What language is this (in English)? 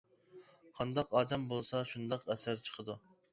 Uyghur